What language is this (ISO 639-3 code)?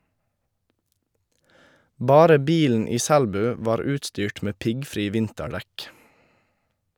nor